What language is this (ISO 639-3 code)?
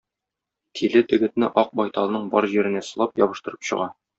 tat